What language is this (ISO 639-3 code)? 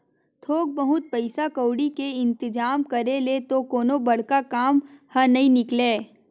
hne